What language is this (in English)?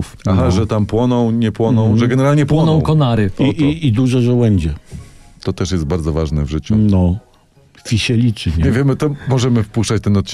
Polish